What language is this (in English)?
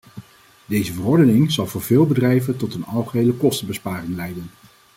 Dutch